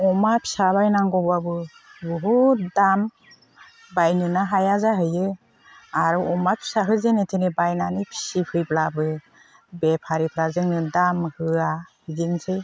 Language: Bodo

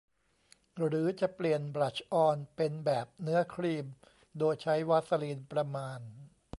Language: Thai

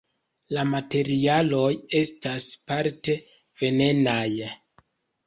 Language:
Esperanto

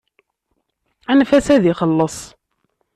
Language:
Kabyle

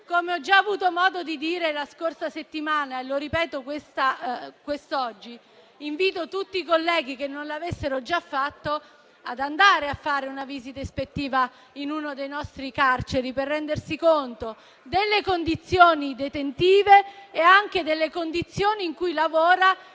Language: Italian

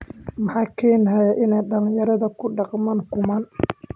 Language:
Somali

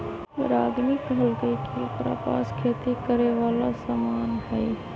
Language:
Magahi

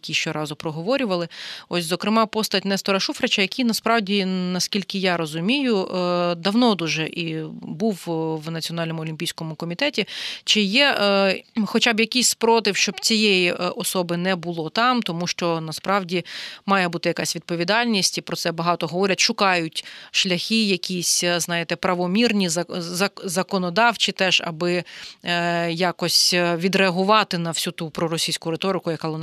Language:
Ukrainian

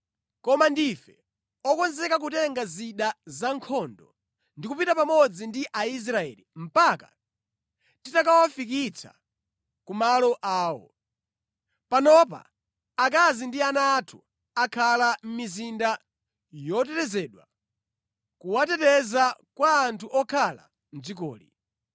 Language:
Nyanja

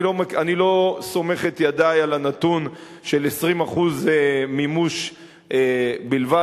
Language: Hebrew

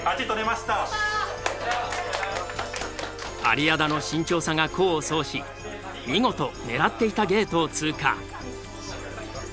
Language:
Japanese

